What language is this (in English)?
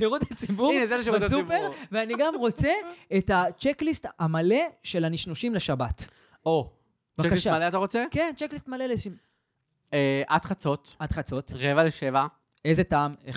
Hebrew